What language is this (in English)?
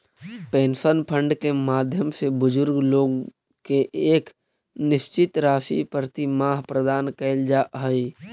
Magahi